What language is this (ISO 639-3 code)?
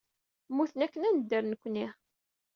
kab